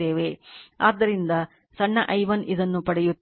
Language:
Kannada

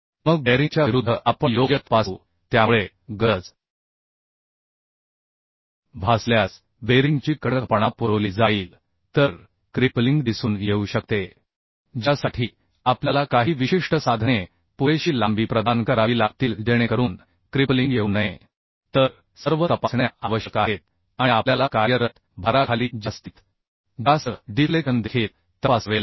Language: Marathi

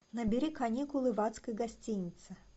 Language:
Russian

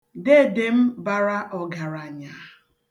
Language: Igbo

